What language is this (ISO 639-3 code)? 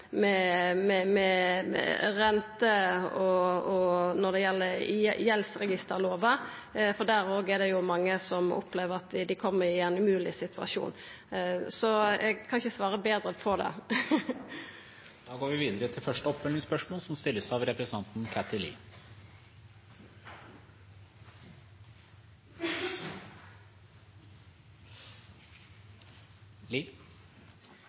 nor